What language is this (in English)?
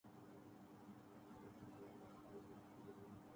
Urdu